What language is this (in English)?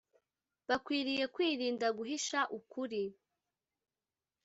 Kinyarwanda